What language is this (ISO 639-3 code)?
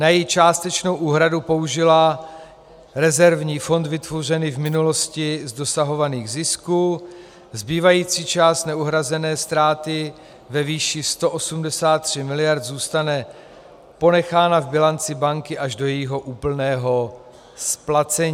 ces